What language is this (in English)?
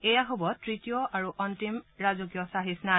Assamese